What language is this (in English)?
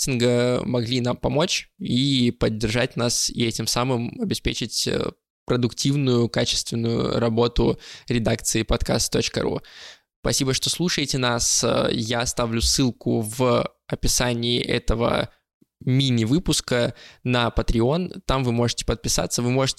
Russian